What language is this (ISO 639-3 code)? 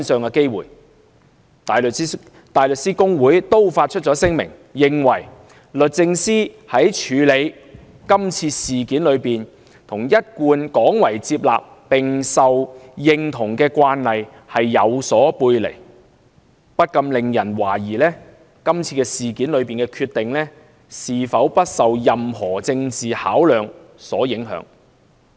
yue